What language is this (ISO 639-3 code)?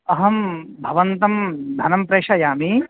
san